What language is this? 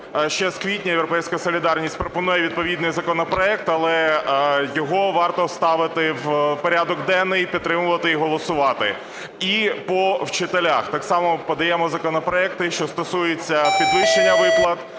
Ukrainian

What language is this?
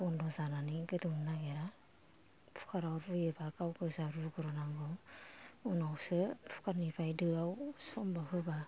Bodo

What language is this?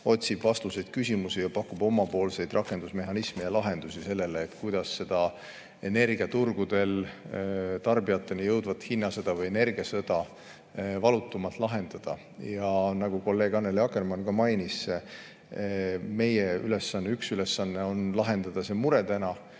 Estonian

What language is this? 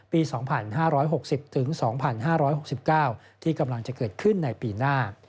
Thai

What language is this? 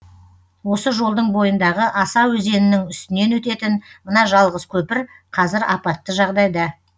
Kazakh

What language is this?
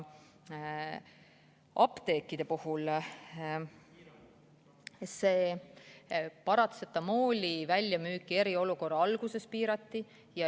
Estonian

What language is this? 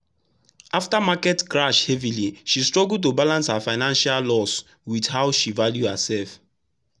Nigerian Pidgin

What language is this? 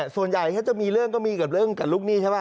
Thai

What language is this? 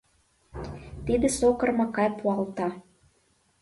Mari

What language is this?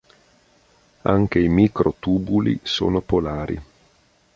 Italian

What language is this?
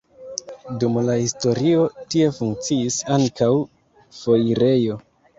Esperanto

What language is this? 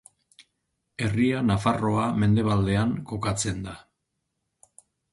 Basque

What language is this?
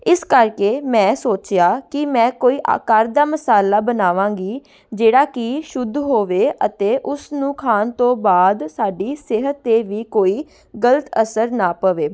Punjabi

